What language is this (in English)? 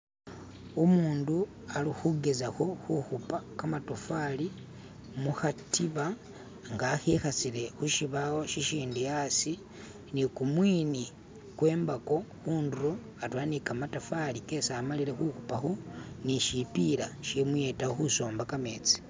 Masaaba